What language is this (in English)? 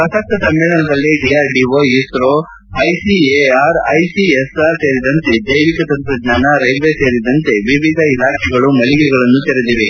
Kannada